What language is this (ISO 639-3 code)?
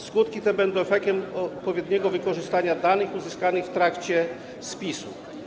pol